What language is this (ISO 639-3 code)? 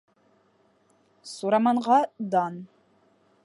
bak